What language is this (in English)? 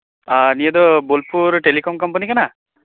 Santali